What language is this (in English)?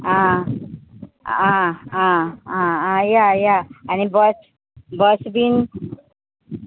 Konkani